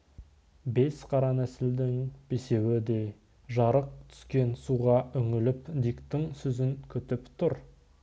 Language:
Kazakh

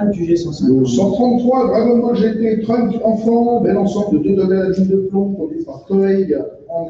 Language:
French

